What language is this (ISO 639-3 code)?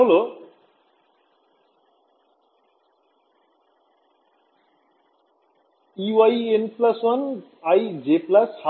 ben